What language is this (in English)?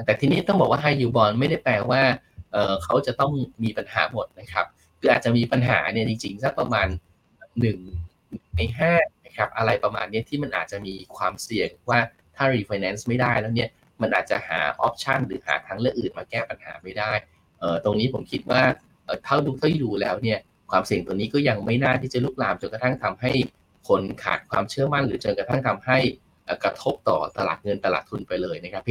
Thai